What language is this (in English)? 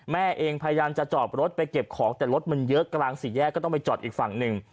Thai